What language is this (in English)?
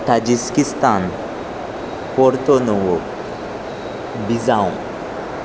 Konkani